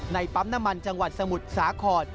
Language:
Thai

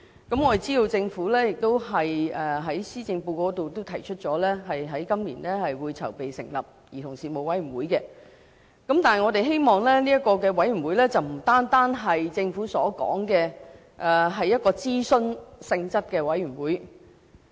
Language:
Cantonese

